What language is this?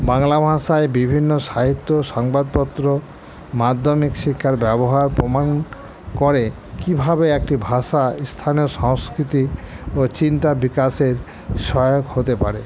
Bangla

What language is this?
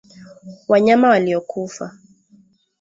Swahili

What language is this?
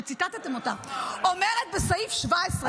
Hebrew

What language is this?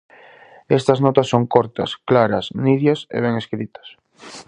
Galician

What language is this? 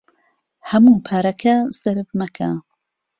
Central Kurdish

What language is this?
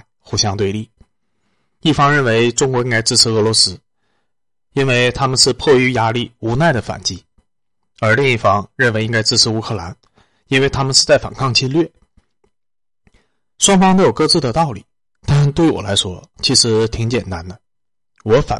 Chinese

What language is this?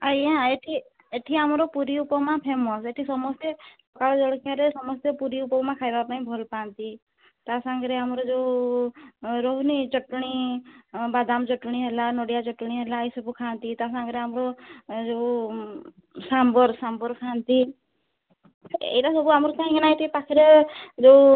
Odia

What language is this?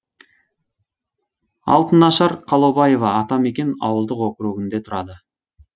Kazakh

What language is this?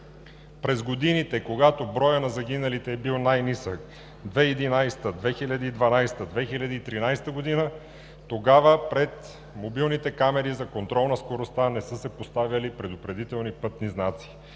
Bulgarian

